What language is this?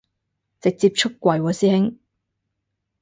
Cantonese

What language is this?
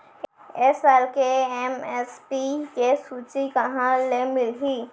Chhattisgarhi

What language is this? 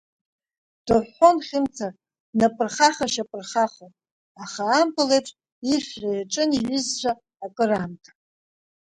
Abkhazian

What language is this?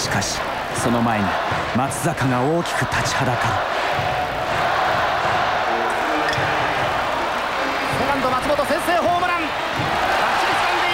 Japanese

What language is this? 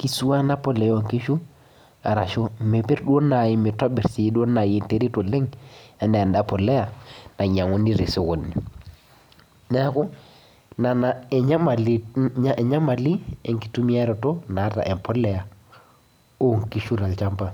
Masai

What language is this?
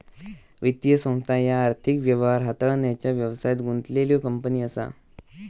Marathi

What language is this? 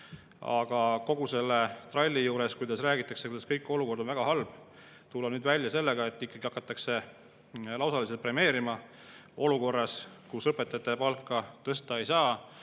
Estonian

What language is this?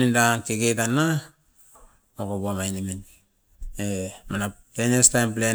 Askopan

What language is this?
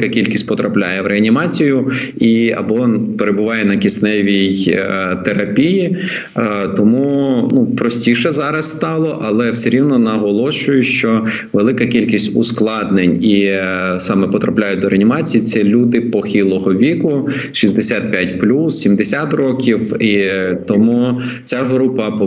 Ukrainian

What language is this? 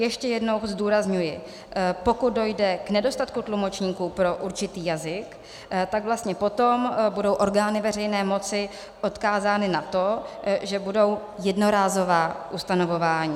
Czech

